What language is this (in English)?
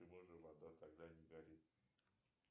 Russian